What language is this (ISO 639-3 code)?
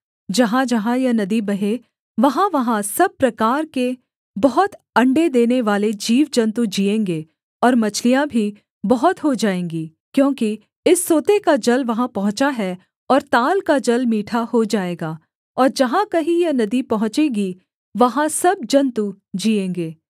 hin